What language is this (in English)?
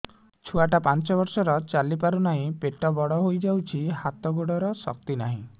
Odia